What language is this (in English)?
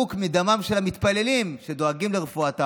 Hebrew